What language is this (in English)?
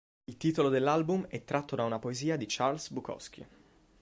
Italian